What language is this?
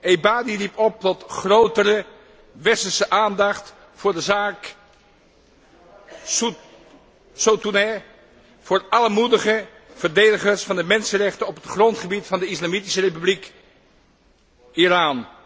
Dutch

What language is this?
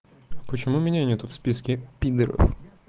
Russian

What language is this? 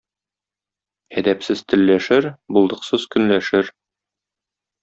Tatar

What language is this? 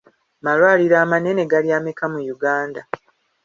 Ganda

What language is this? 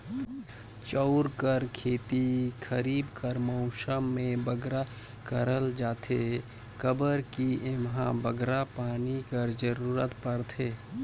Chhattisgarhi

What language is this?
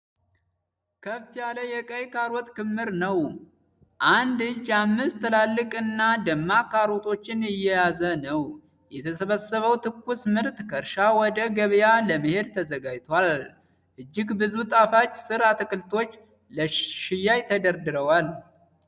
Amharic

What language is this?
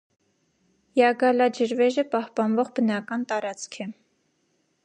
Armenian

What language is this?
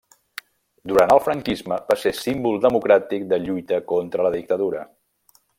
Catalan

